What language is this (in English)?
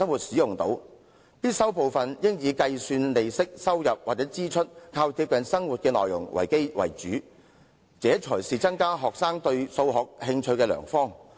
Cantonese